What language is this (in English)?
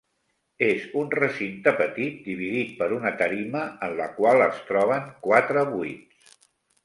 Catalan